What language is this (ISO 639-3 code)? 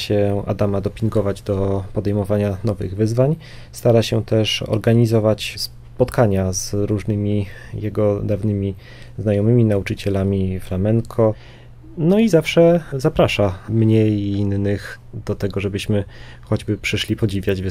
pol